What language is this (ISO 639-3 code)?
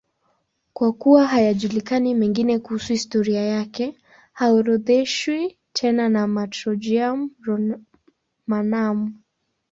swa